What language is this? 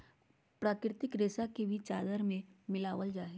Magahi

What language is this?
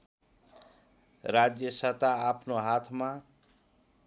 Nepali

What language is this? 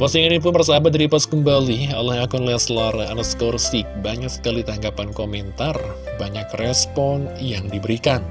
Indonesian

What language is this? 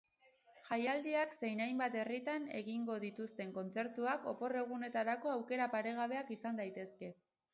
Basque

